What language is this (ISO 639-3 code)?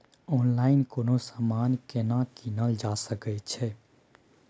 mai